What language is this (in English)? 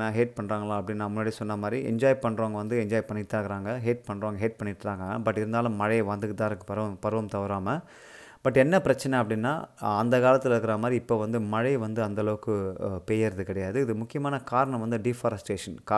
Tamil